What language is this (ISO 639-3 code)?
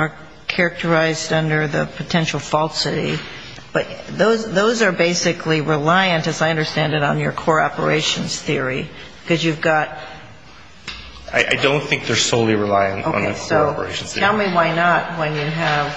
eng